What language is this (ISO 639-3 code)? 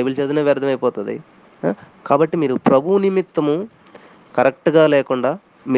tel